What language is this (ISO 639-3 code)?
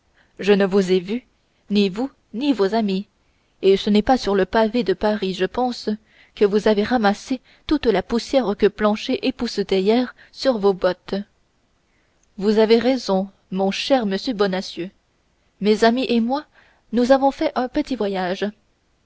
fra